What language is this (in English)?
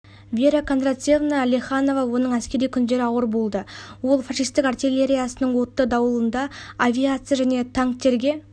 Kazakh